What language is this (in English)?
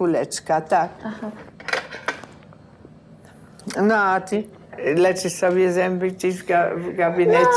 Polish